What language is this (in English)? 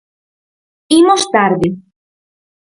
Galician